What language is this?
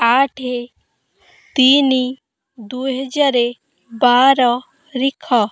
Odia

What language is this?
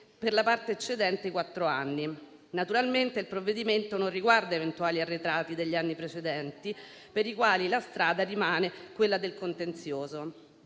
Italian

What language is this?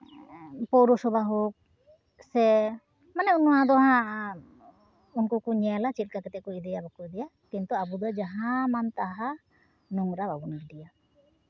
Santali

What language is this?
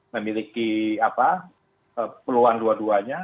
Indonesian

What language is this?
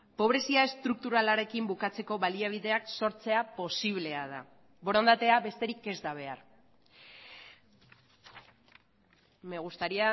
Basque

